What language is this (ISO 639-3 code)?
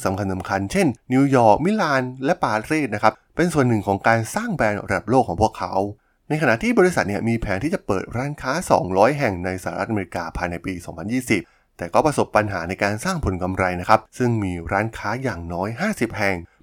tha